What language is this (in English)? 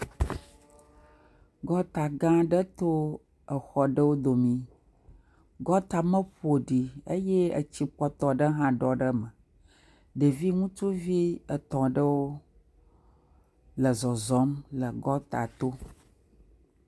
Ewe